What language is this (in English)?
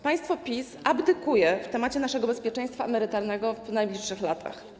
Polish